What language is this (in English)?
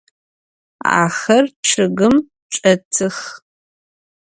Adyghe